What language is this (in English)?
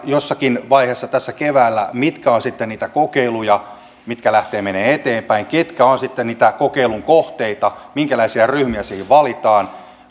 Finnish